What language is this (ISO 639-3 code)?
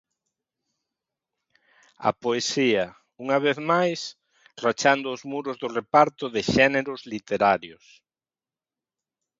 glg